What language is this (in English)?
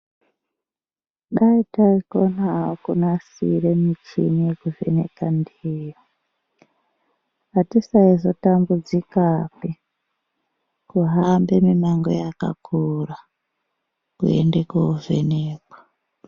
Ndau